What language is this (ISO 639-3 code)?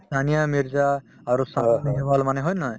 asm